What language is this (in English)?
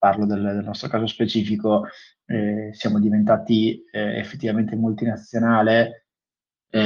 Italian